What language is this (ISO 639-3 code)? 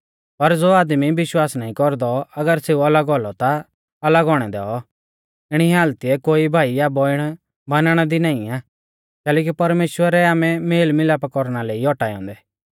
bfz